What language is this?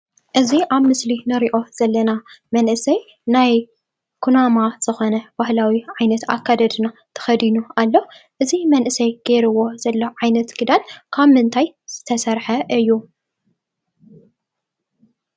Tigrinya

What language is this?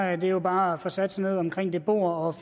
Danish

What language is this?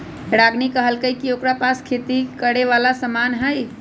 Magahi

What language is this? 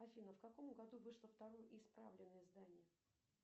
Russian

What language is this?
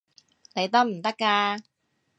Cantonese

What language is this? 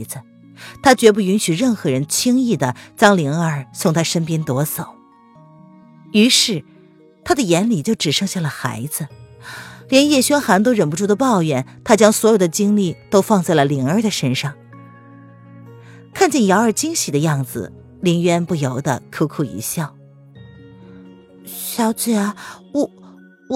Chinese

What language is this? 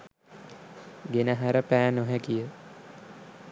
Sinhala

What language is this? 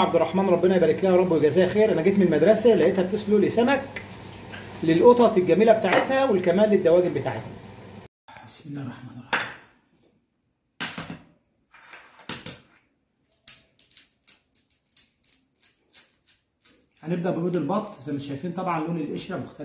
Arabic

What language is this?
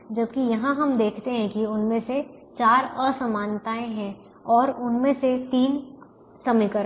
Hindi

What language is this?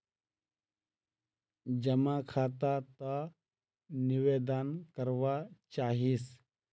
Magahi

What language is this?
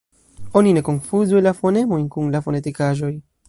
Esperanto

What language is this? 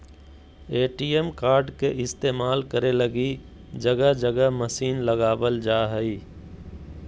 Magahi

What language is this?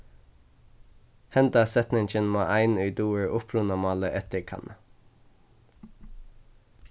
Faroese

